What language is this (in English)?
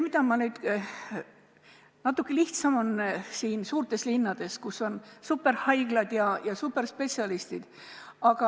Estonian